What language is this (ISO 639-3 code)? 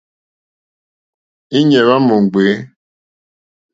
bri